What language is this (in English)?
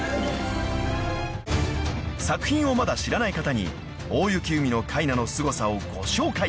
Japanese